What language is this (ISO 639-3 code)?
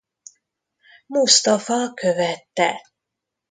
hun